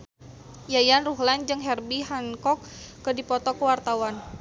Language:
Sundanese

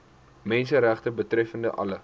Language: Afrikaans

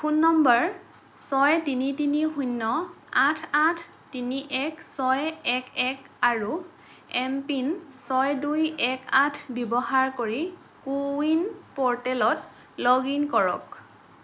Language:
Assamese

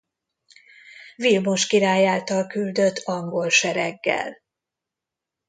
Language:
Hungarian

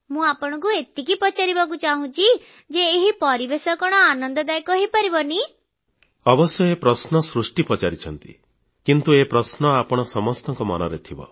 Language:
Odia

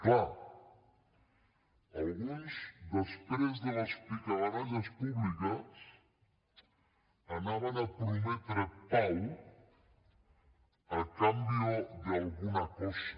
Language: Catalan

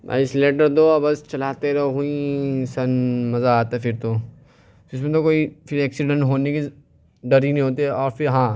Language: Urdu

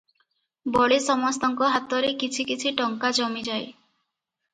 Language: Odia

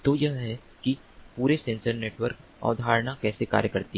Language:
Hindi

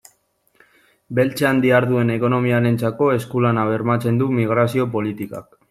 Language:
Basque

